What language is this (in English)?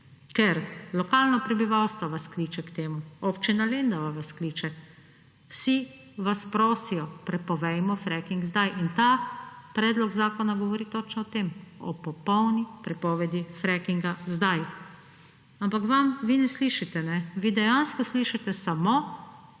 Slovenian